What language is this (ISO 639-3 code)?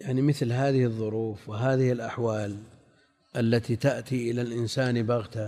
ara